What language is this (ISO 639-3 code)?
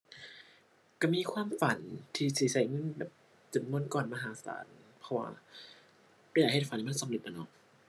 tha